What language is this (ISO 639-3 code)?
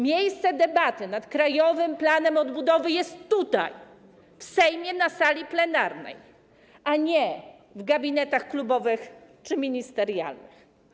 pol